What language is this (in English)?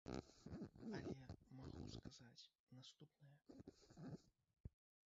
Belarusian